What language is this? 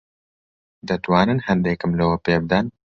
Central Kurdish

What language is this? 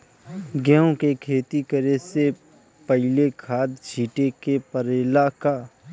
Bhojpuri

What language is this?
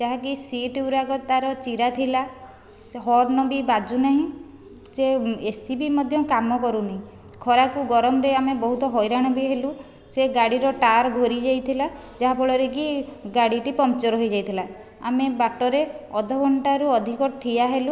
Odia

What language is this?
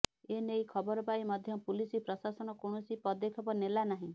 Odia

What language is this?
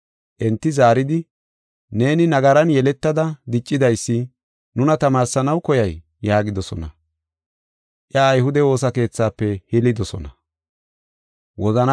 Gofa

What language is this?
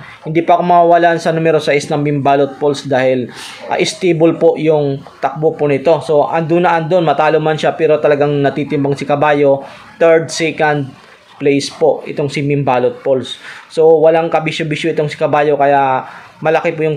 Filipino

